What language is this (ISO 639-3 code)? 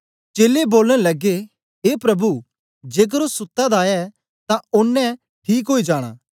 doi